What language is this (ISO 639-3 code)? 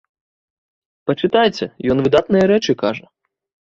bel